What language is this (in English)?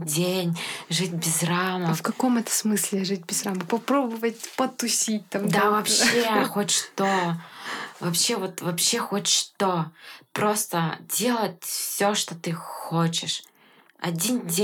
Russian